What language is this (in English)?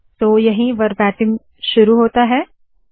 Hindi